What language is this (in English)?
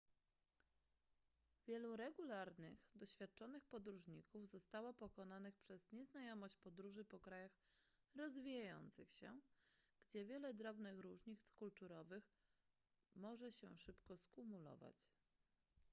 Polish